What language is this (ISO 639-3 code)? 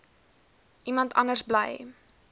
afr